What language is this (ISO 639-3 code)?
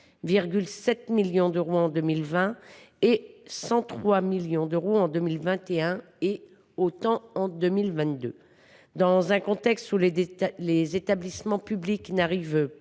fra